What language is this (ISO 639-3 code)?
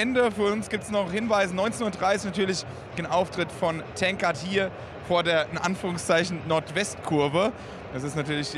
deu